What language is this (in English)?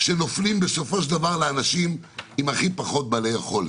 Hebrew